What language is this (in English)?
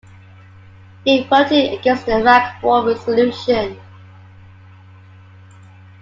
English